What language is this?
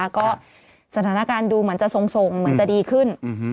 Thai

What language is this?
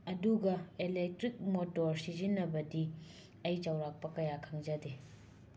Manipuri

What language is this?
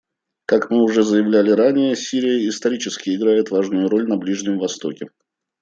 Russian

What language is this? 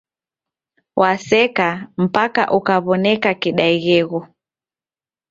Taita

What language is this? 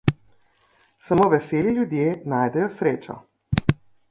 Slovenian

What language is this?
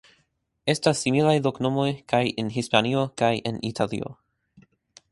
Esperanto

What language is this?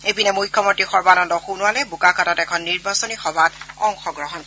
Assamese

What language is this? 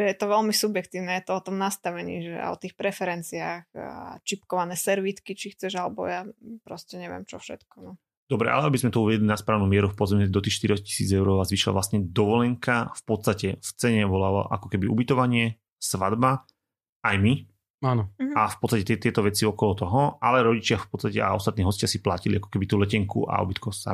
Slovak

